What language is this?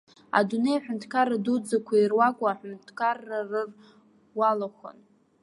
Abkhazian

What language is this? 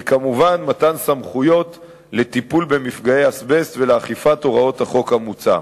Hebrew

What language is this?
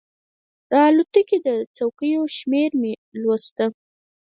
Pashto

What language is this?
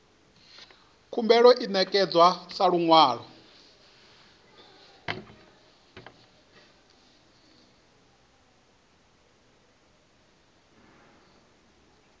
Venda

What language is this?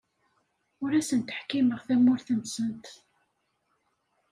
Kabyle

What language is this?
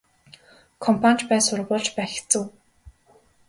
Mongolian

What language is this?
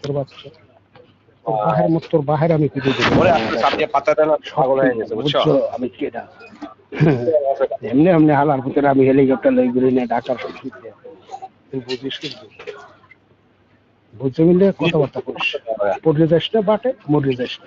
Bangla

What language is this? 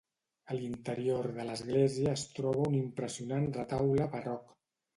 Catalan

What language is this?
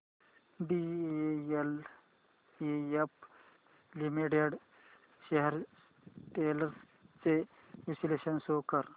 Marathi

